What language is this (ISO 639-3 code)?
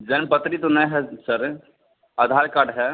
hin